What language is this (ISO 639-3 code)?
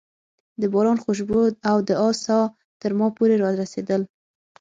pus